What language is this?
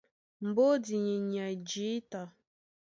Duala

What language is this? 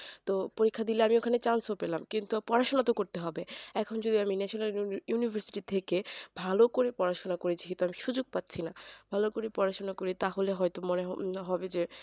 Bangla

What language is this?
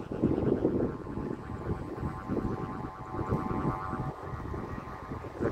Vietnamese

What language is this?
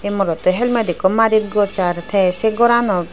Chakma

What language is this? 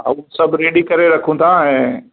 Sindhi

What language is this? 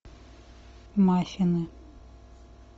Russian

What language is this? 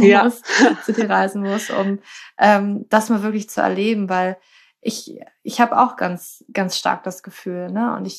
German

